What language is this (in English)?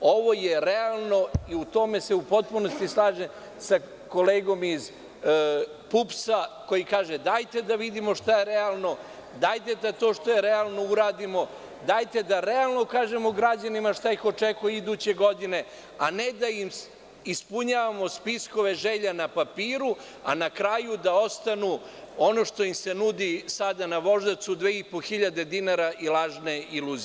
Serbian